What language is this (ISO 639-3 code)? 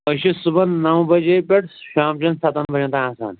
kas